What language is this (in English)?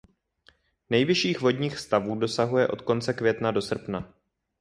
Czech